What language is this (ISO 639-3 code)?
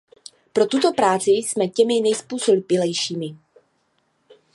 ces